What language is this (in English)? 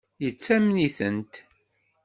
Kabyle